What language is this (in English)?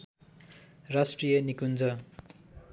Nepali